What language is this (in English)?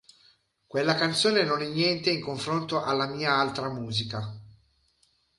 Italian